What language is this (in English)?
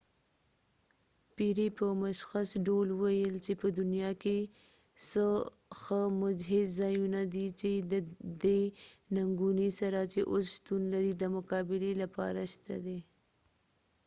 Pashto